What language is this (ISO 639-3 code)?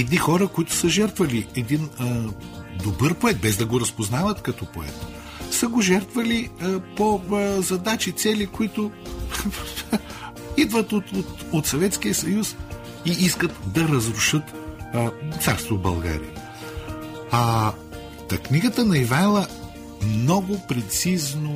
bul